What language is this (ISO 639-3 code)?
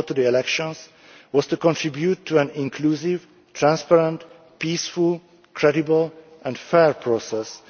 eng